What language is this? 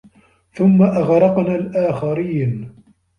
Arabic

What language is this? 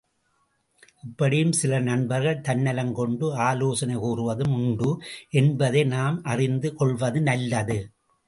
Tamil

